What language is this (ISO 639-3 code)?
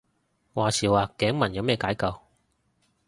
yue